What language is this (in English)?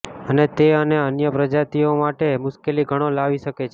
Gujarati